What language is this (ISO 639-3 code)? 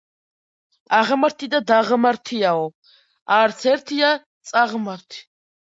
kat